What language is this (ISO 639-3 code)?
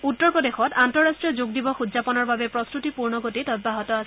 asm